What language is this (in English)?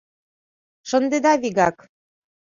Mari